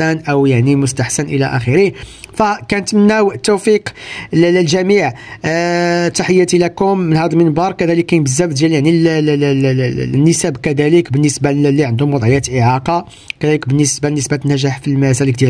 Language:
Arabic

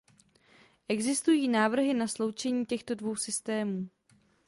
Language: Czech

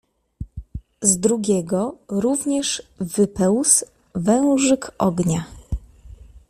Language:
Polish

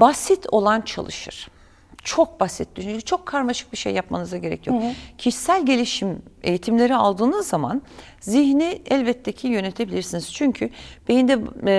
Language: Turkish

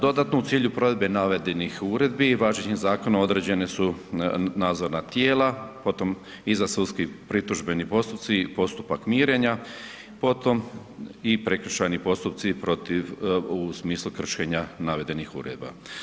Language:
Croatian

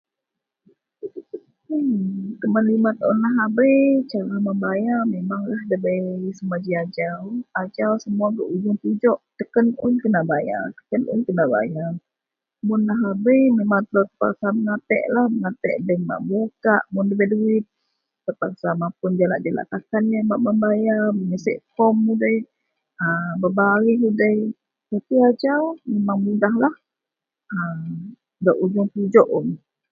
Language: Central Melanau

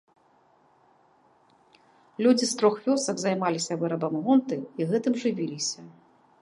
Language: Belarusian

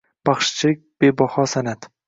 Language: Uzbek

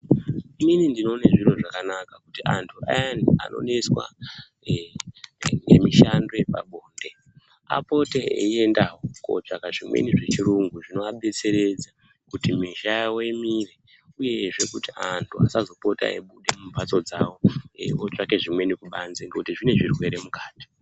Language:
Ndau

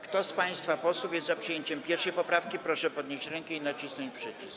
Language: Polish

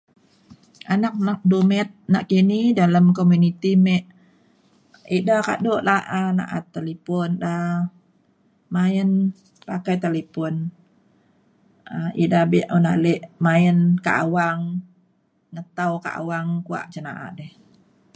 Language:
Mainstream Kenyah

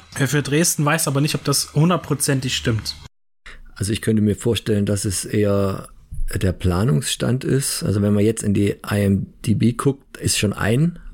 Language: German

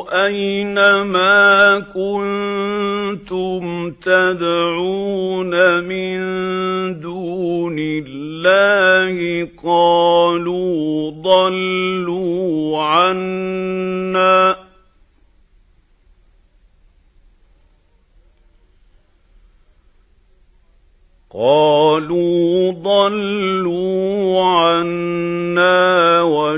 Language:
Arabic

